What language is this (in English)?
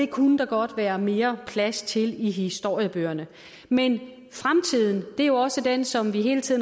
Danish